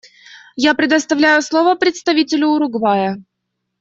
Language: Russian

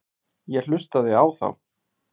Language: Icelandic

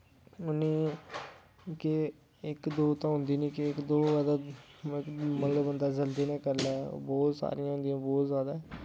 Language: Dogri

